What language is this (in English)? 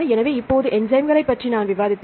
Tamil